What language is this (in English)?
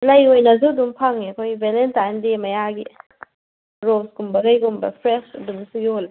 Manipuri